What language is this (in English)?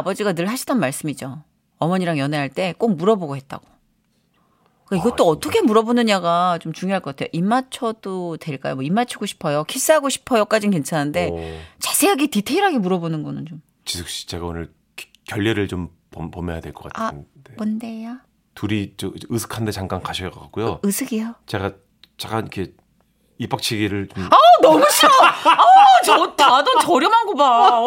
Korean